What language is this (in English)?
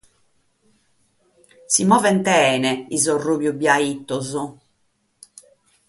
Sardinian